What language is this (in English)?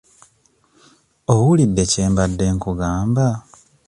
Ganda